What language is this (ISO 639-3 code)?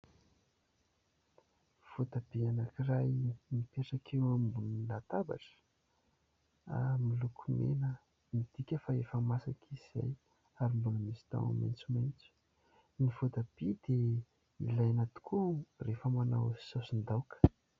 mlg